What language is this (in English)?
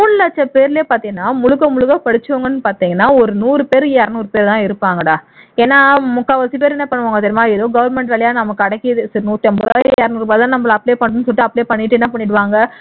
Tamil